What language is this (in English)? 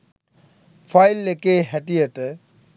Sinhala